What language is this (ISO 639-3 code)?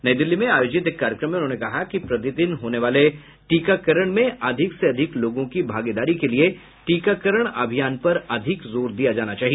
hin